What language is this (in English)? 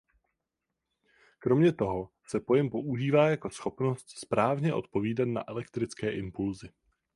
Czech